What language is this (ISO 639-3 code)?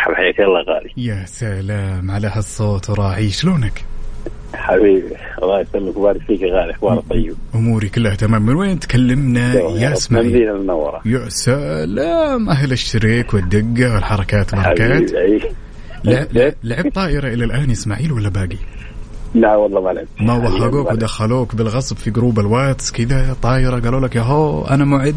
ara